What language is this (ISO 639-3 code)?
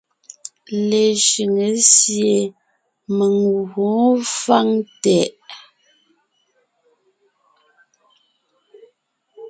nnh